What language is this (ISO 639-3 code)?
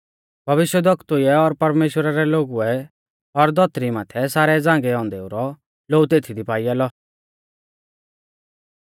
bfz